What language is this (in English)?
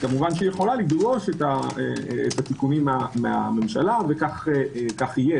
Hebrew